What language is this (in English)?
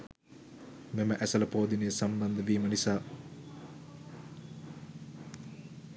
Sinhala